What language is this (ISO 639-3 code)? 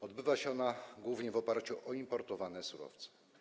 pol